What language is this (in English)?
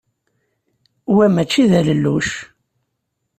Kabyle